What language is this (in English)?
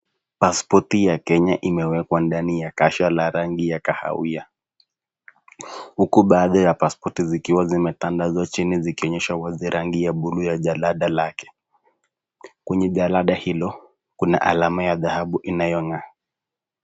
Swahili